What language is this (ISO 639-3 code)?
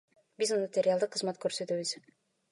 kir